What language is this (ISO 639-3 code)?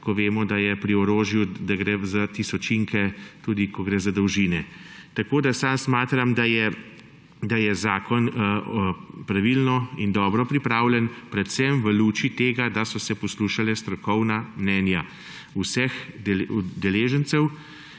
slv